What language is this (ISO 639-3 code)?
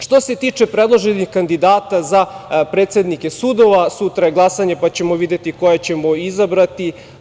srp